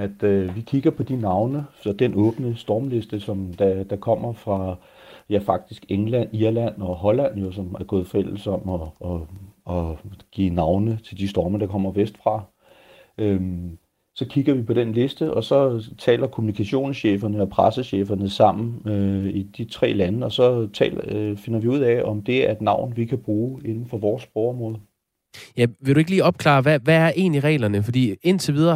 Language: Danish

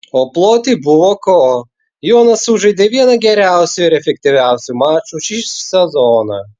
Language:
Lithuanian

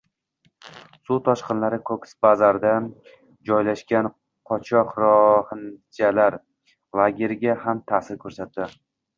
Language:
Uzbek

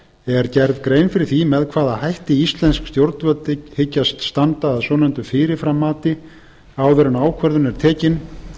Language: Icelandic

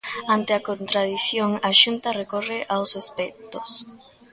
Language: Galician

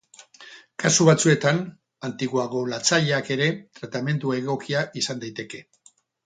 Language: Basque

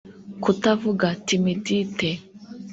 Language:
Kinyarwanda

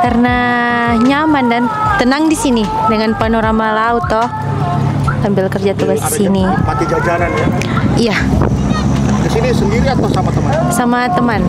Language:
Indonesian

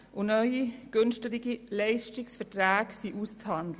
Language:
Swiss German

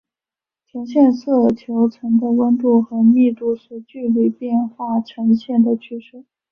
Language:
Chinese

